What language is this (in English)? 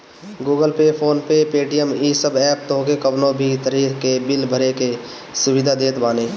Bhojpuri